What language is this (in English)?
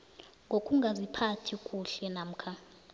South Ndebele